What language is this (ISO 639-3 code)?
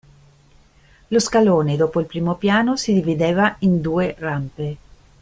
ita